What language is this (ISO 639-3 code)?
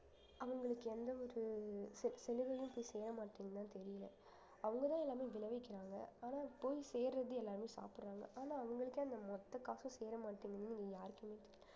tam